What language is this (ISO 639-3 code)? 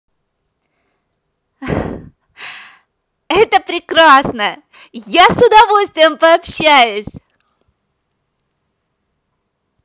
rus